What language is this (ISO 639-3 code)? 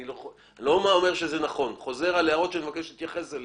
heb